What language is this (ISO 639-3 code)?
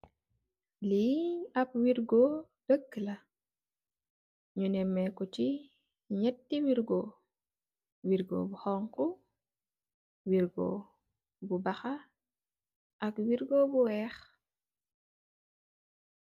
wol